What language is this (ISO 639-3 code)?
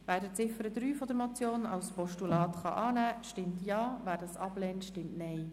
gsw